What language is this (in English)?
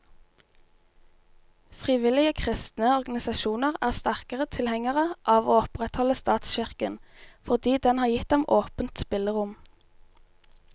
Norwegian